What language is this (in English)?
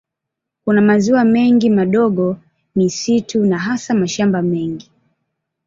Swahili